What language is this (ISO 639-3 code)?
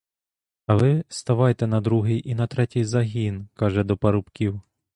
ukr